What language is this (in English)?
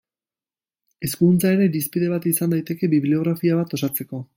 Basque